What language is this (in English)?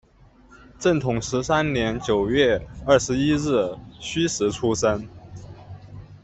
Chinese